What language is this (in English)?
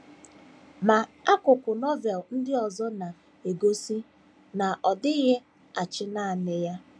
Igbo